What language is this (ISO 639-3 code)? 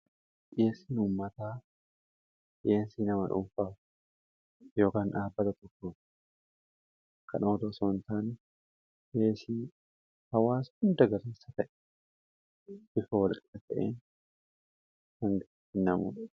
orm